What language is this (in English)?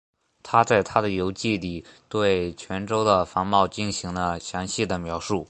Chinese